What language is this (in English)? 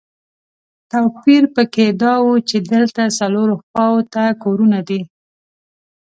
Pashto